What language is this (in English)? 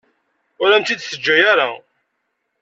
Kabyle